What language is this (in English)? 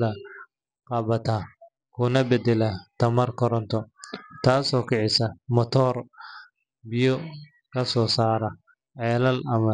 Somali